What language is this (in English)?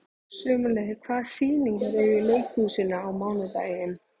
Icelandic